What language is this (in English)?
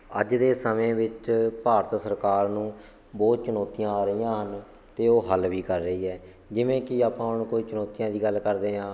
Punjabi